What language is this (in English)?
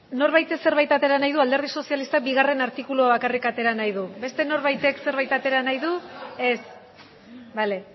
Basque